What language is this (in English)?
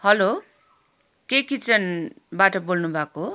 Nepali